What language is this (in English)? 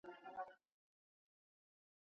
Pashto